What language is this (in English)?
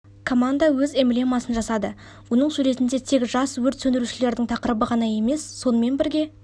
Kazakh